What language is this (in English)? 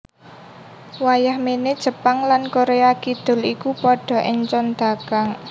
Javanese